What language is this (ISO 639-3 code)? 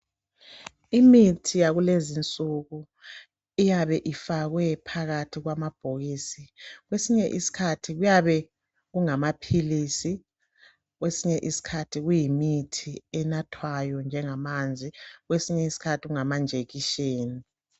nde